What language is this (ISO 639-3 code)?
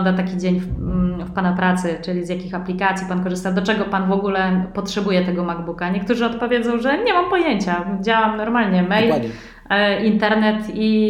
pol